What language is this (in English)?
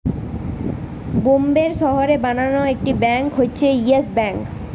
Bangla